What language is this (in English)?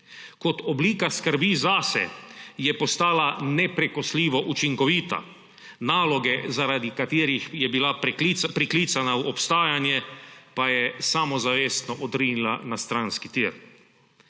Slovenian